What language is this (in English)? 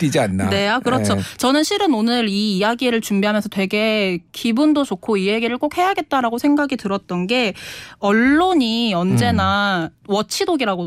Korean